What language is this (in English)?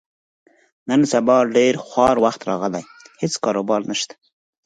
Pashto